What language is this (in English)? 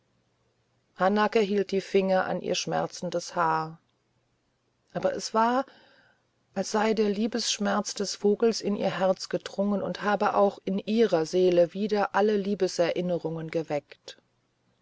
German